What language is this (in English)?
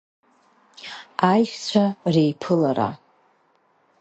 Abkhazian